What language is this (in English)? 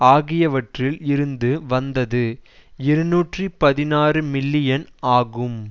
Tamil